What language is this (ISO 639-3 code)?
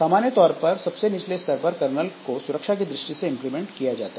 hin